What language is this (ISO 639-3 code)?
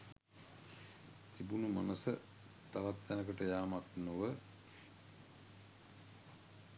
sin